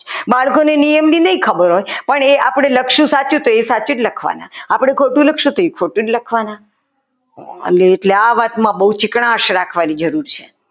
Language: Gujarati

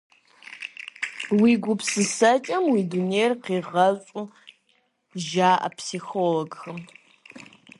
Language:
Kabardian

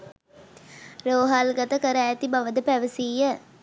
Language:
Sinhala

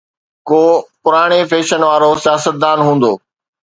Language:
Sindhi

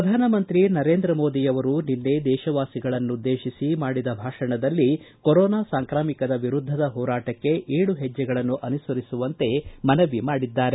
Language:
Kannada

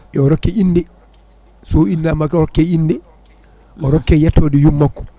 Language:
Fula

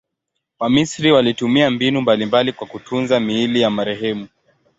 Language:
Swahili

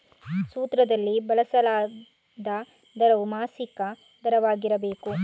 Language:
Kannada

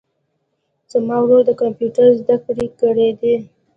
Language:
Pashto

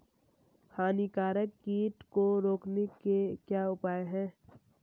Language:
Hindi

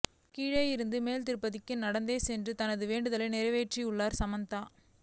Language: Tamil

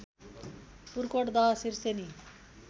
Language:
Nepali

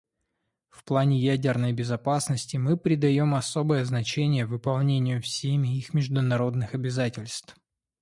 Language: Russian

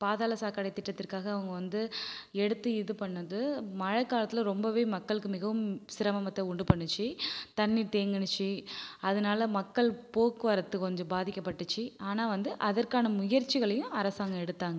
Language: Tamil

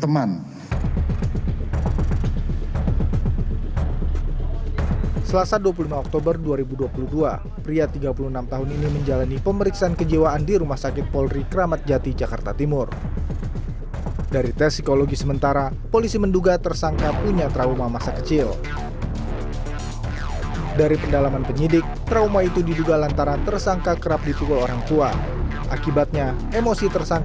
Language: Indonesian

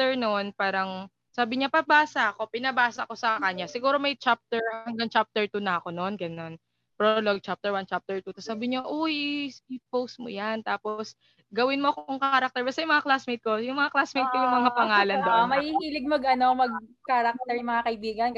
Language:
Filipino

